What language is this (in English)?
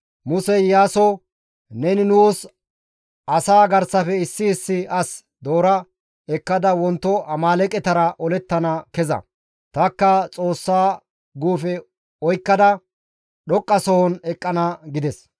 Gamo